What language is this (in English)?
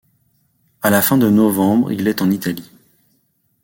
French